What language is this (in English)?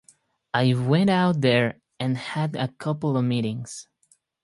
English